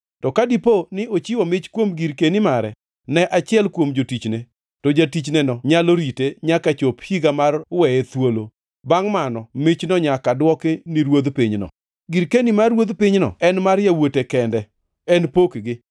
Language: Luo (Kenya and Tanzania)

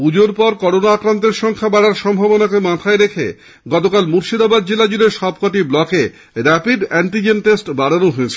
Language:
Bangla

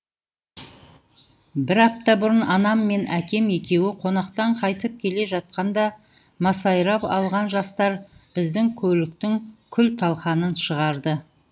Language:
Kazakh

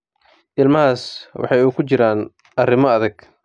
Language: Somali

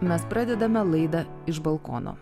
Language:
Lithuanian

